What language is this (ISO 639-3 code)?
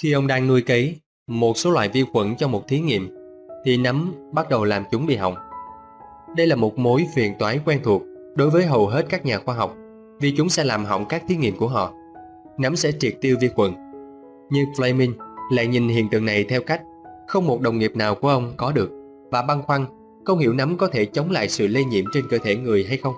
vie